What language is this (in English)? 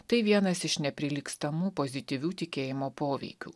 Lithuanian